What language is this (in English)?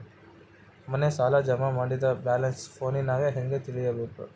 Kannada